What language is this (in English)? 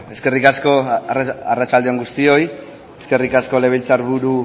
Basque